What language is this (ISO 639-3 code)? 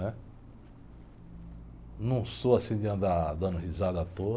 por